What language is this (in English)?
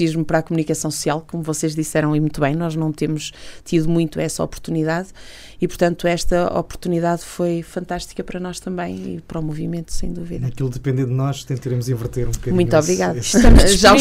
Portuguese